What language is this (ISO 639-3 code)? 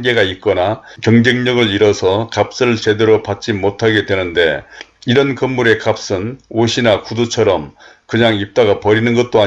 kor